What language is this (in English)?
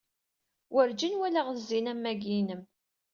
Kabyle